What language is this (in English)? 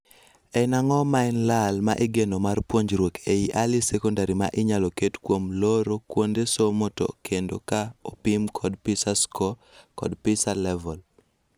Luo (Kenya and Tanzania)